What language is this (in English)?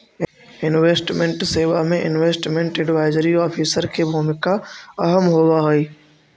Magahi